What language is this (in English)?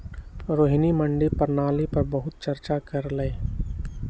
Magahi